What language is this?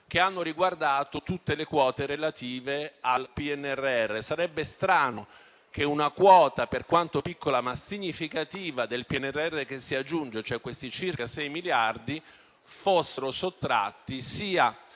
Italian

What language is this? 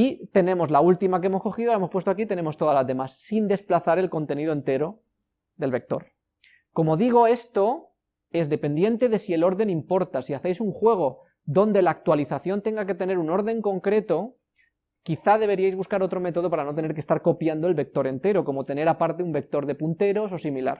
Spanish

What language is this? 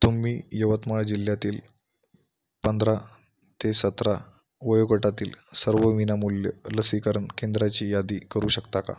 Marathi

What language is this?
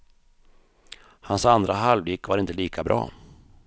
Swedish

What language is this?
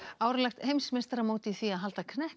Icelandic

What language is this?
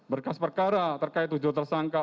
Indonesian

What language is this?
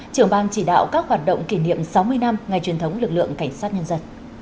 Vietnamese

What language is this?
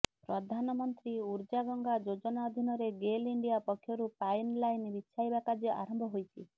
Odia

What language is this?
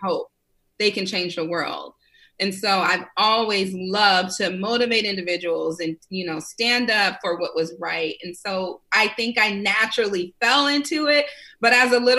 English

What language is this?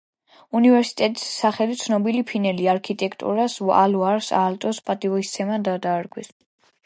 Georgian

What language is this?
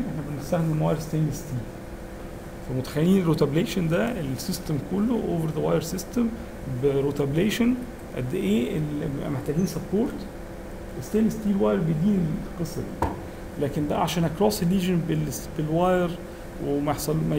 Arabic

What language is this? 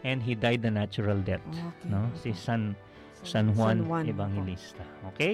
Filipino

